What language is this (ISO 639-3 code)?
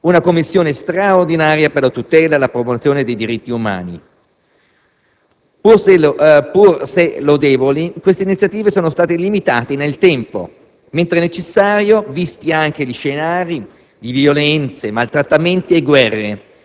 ita